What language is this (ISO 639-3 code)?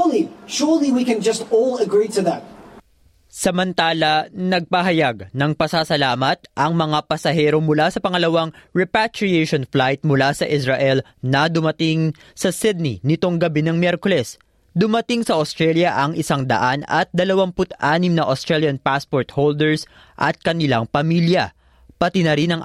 fil